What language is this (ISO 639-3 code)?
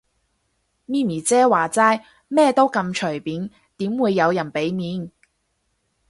yue